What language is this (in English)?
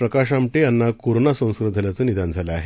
Marathi